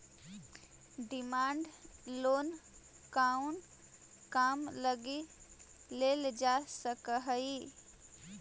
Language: Magahi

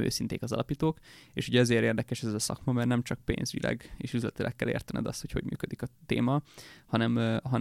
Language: Hungarian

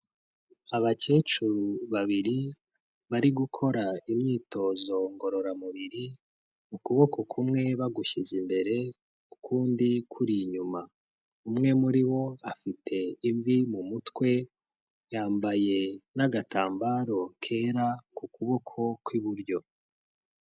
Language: Kinyarwanda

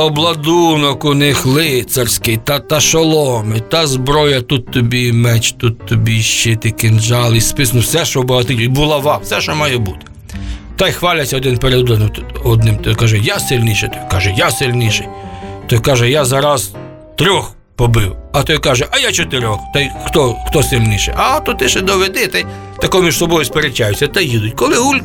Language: Ukrainian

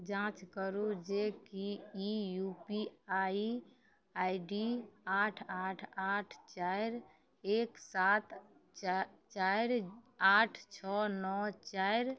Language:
Maithili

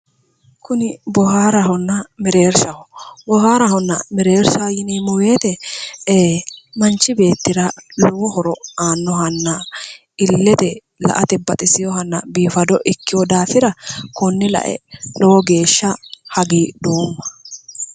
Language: Sidamo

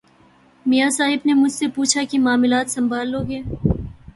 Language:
Urdu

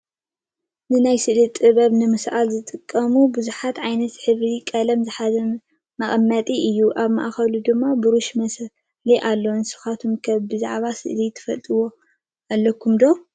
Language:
Tigrinya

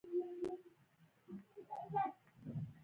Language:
Pashto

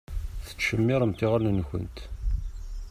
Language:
Kabyle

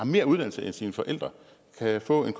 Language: Danish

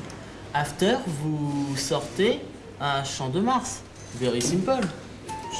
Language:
French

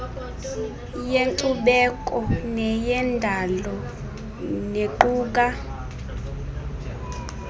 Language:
Xhosa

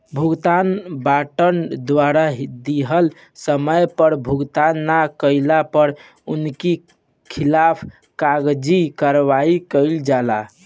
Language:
Bhojpuri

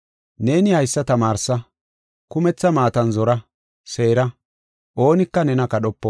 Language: Gofa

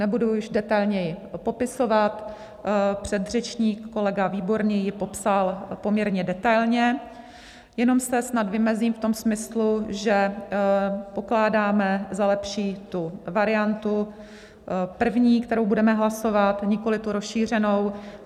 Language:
Czech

